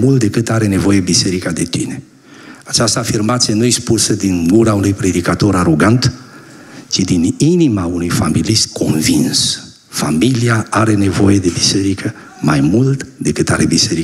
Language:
Romanian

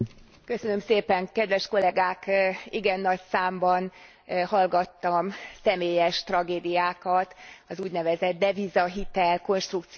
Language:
Hungarian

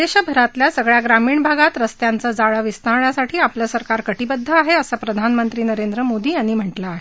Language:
Marathi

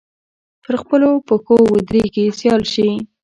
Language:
Pashto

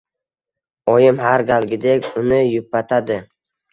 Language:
Uzbek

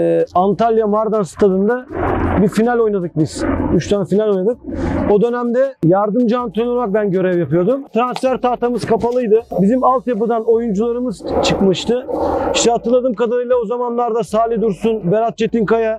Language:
Turkish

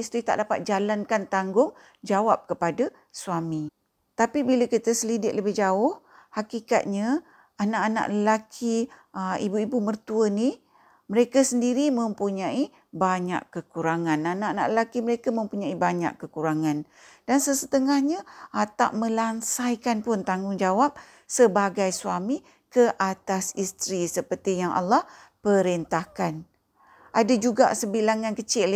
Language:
Malay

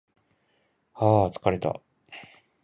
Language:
Japanese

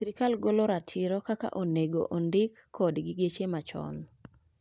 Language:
Luo (Kenya and Tanzania)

